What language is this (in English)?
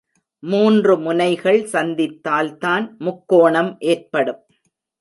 Tamil